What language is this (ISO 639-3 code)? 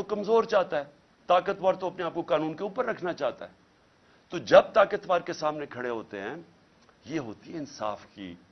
urd